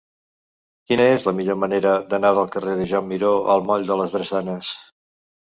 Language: Catalan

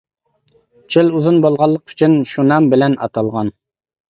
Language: Uyghur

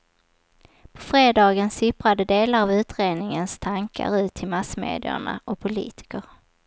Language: Swedish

